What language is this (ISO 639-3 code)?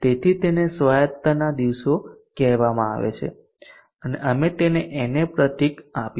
guj